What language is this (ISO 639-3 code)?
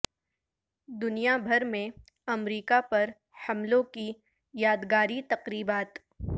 urd